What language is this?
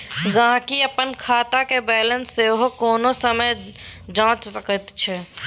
Maithili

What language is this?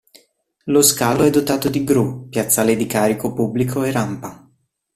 Italian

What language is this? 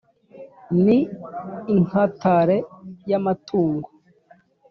Kinyarwanda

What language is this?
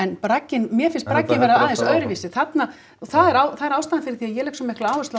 Icelandic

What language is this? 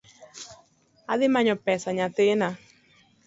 Luo (Kenya and Tanzania)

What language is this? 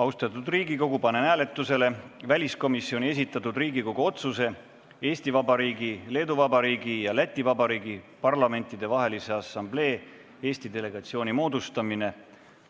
Estonian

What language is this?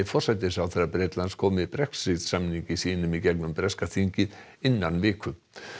Icelandic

